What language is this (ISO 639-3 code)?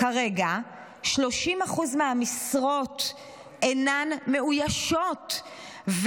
heb